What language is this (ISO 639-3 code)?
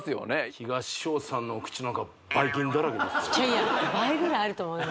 jpn